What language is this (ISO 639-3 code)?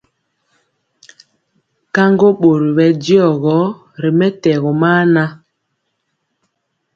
mcx